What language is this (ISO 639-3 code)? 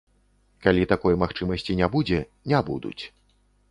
bel